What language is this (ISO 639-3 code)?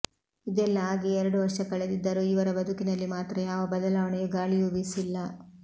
kan